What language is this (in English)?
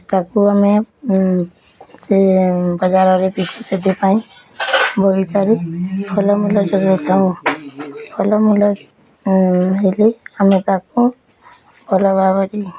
Odia